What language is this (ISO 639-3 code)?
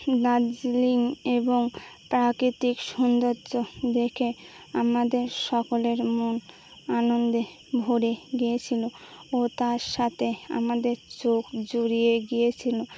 ben